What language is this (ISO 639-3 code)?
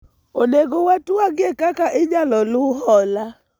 luo